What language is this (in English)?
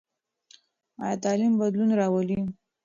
Pashto